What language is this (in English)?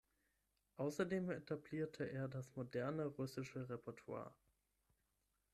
German